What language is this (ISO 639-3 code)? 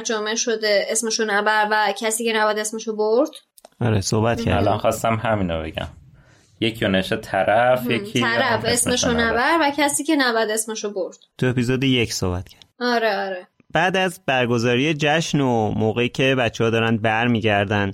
fas